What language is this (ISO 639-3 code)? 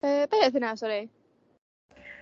cym